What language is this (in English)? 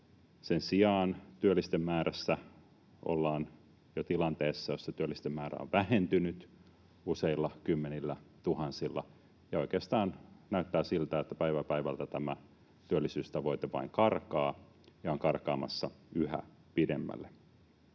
Finnish